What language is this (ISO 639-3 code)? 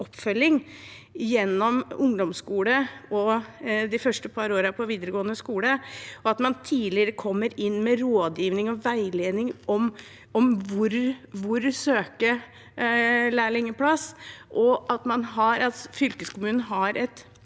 nor